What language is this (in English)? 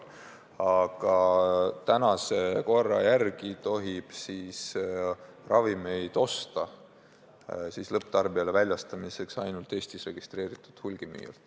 Estonian